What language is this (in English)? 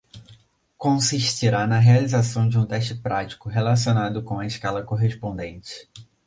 Portuguese